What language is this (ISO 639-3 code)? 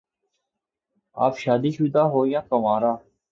urd